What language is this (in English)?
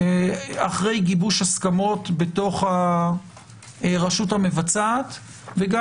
Hebrew